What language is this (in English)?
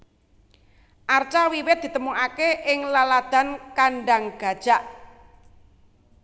Javanese